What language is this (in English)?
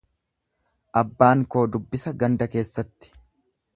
Oromo